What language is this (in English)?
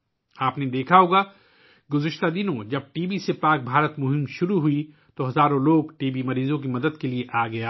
Urdu